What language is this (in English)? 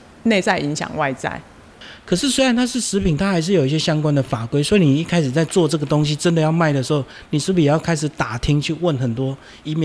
Chinese